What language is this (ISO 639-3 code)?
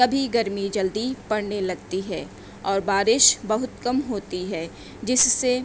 urd